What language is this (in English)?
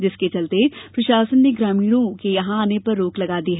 Hindi